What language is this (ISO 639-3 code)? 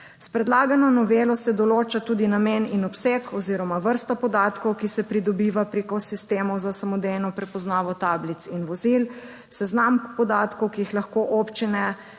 slv